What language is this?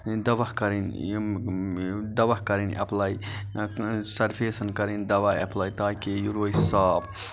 Kashmiri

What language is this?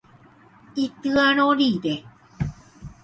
Guarani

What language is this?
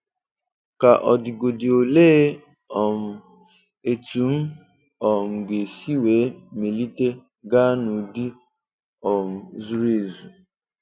Igbo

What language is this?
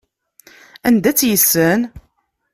Kabyle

